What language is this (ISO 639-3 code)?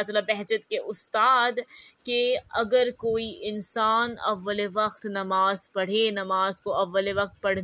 urd